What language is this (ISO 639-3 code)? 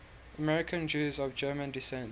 eng